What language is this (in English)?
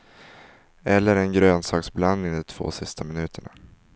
Swedish